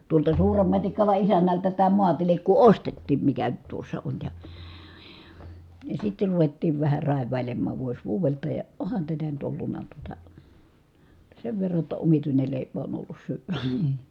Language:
Finnish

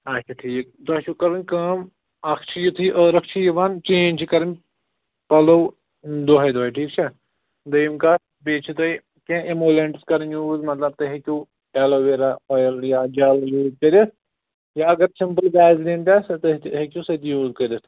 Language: Kashmiri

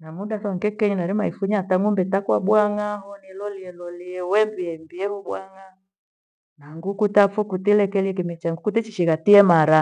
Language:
Gweno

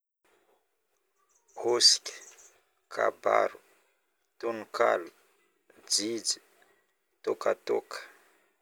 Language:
Northern Betsimisaraka Malagasy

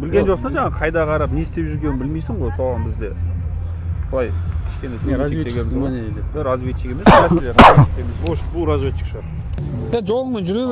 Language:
Turkish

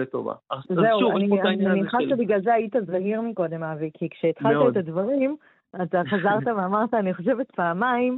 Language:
Hebrew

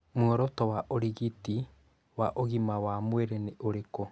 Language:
Kikuyu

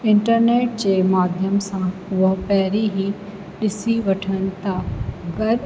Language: Sindhi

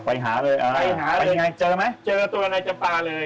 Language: Thai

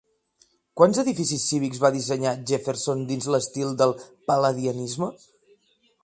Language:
Catalan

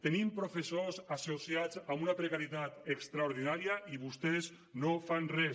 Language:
Catalan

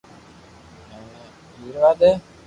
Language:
Loarki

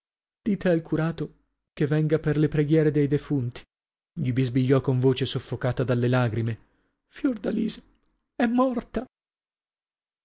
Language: Italian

